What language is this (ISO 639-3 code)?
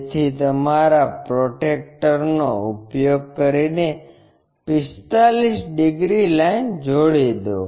guj